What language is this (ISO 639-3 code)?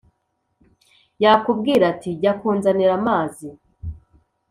kin